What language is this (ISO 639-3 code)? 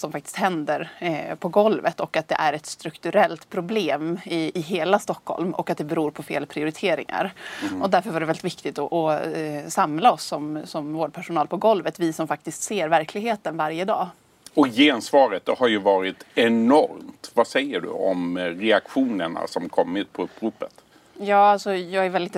swe